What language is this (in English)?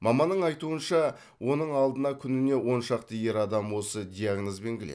Kazakh